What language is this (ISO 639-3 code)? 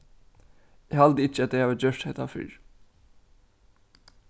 fao